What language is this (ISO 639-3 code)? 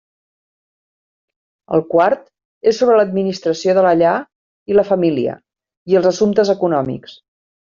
cat